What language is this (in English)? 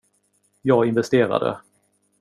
Swedish